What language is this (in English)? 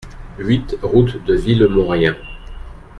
French